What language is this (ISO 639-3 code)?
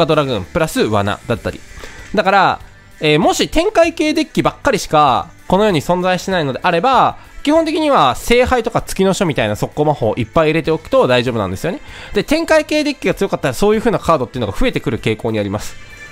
jpn